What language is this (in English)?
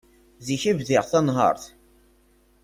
Kabyle